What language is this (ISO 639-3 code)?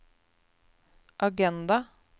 nor